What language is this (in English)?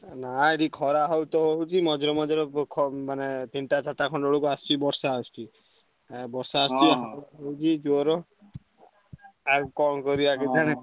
Odia